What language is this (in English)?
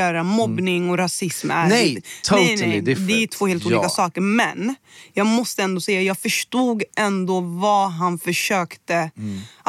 Swedish